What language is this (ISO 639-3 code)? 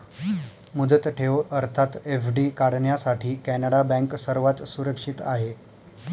mar